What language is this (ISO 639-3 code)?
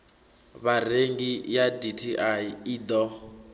ven